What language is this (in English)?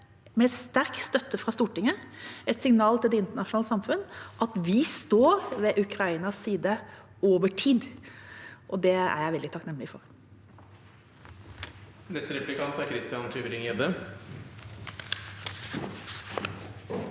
Norwegian